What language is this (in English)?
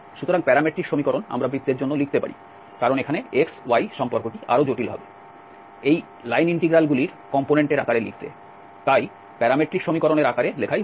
Bangla